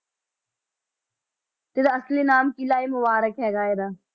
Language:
Punjabi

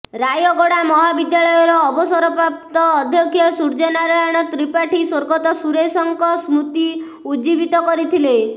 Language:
Odia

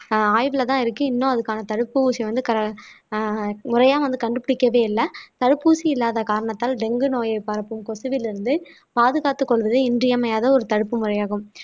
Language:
Tamil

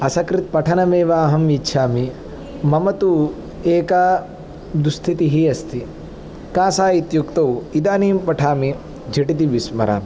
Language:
Sanskrit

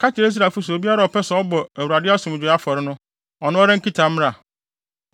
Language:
Akan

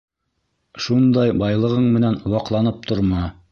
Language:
Bashkir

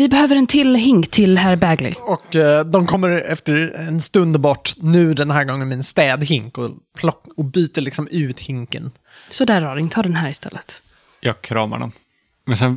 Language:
Swedish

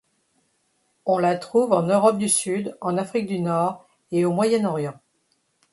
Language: French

